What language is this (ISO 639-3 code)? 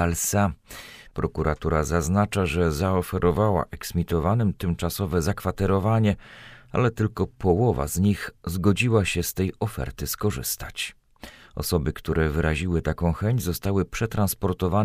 pol